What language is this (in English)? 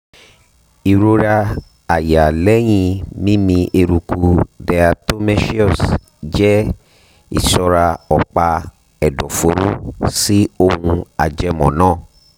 Yoruba